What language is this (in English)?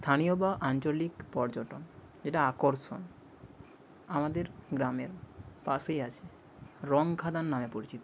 Bangla